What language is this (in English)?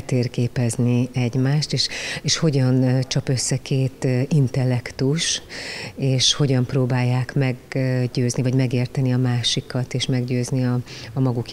Hungarian